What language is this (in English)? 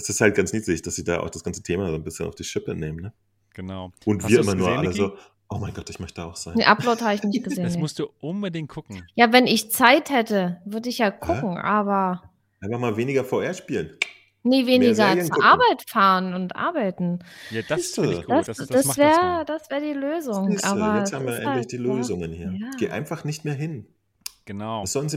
German